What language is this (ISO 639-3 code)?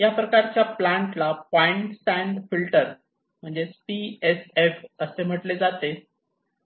mar